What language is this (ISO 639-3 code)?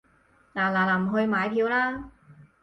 yue